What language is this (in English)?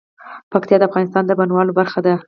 Pashto